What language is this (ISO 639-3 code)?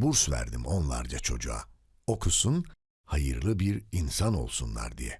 tur